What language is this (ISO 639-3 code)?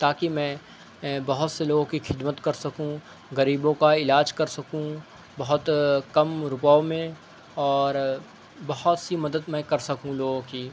urd